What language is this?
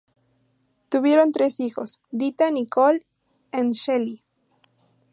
Spanish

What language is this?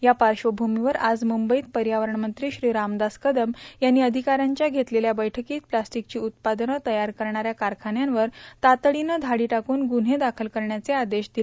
Marathi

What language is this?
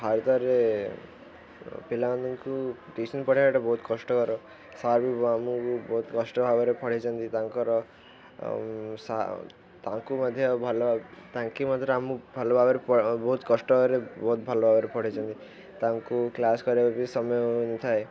Odia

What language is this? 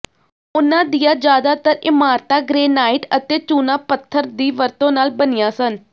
Punjabi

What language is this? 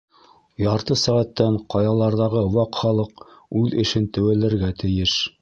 Bashkir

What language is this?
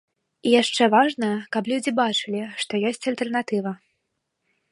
Belarusian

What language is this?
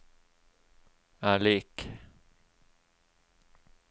Norwegian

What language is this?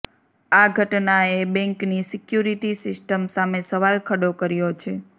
Gujarati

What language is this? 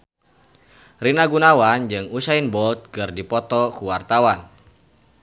Sundanese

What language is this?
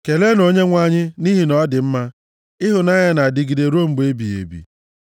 Igbo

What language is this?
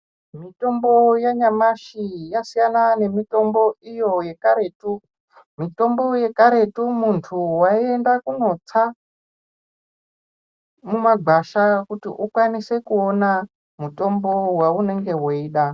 Ndau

